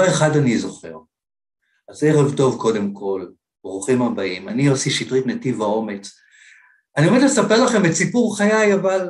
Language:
Hebrew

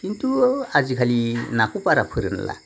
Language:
Bodo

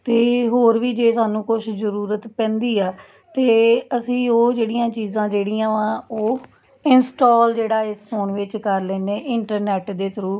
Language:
Punjabi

